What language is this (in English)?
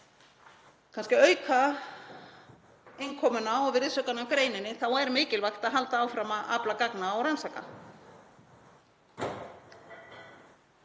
Icelandic